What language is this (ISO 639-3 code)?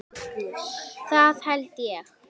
isl